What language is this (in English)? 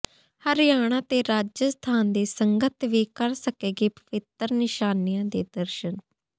Punjabi